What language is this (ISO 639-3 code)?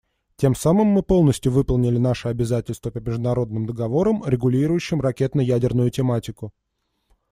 rus